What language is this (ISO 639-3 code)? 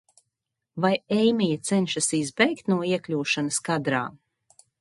lav